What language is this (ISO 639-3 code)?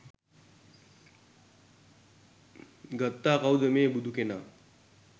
sin